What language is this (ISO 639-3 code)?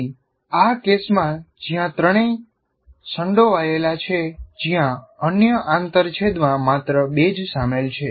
guj